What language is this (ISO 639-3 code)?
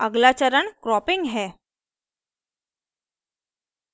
hin